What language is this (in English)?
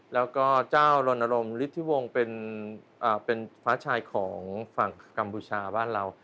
Thai